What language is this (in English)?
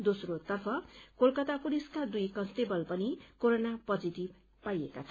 Nepali